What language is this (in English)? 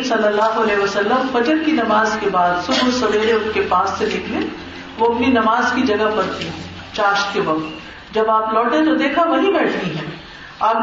Urdu